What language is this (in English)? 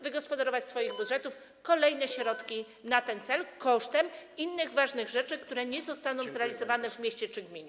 Polish